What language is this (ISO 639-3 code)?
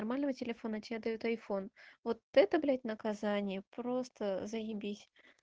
rus